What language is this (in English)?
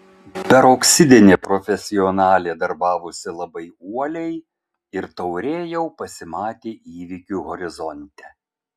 Lithuanian